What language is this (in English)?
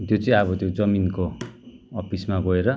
Nepali